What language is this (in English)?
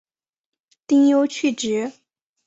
Chinese